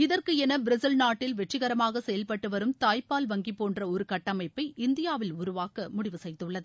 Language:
Tamil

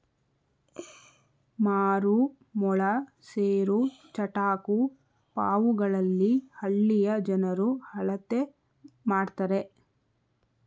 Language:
Kannada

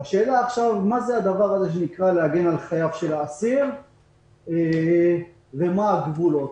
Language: Hebrew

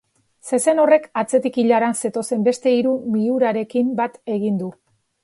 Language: Basque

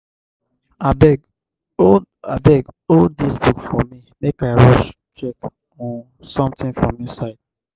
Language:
Nigerian Pidgin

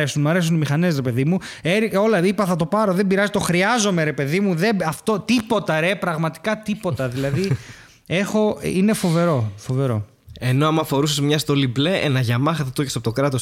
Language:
Greek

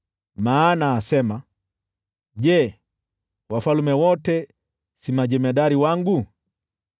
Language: Swahili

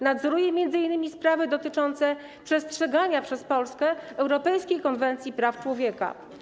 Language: Polish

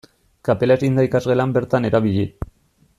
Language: Basque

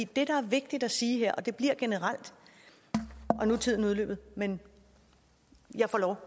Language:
Danish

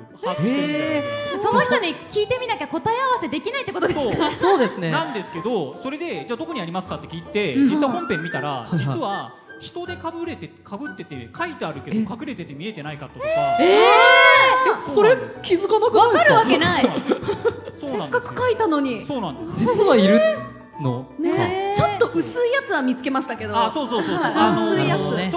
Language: Japanese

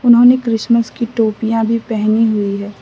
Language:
Hindi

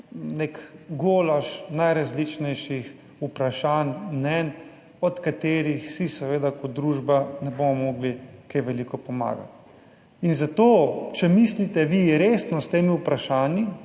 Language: Slovenian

